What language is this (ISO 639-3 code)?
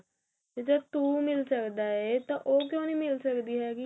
pan